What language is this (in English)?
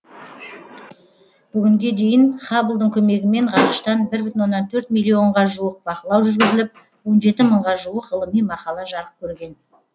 Kazakh